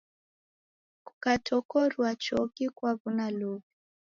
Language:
Taita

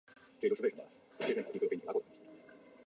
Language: Chinese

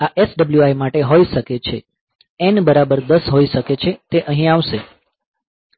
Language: Gujarati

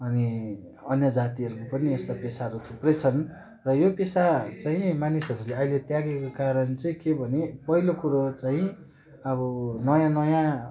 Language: Nepali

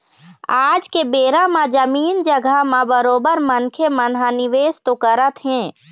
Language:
Chhattisgarhi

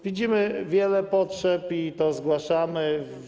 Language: Polish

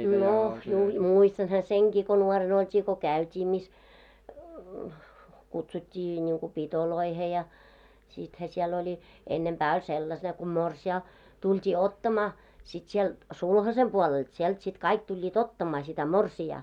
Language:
Finnish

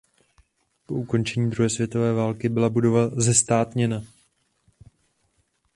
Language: Czech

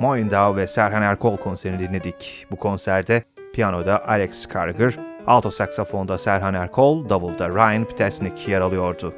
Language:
Turkish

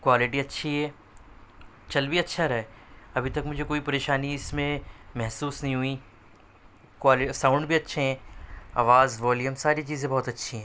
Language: Urdu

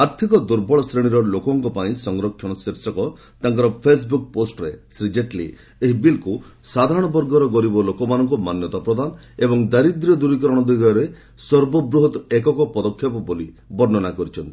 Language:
Odia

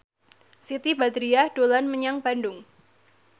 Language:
Javanese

